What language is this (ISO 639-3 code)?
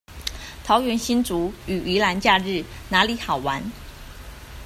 zho